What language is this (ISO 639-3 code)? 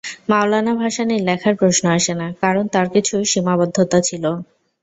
ben